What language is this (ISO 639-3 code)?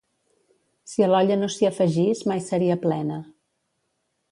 cat